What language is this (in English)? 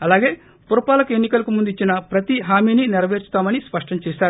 Telugu